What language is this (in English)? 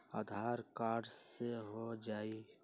Magahi